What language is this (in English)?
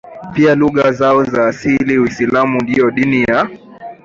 Swahili